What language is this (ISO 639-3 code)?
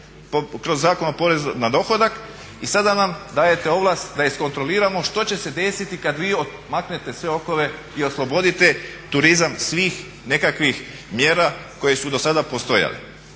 hrv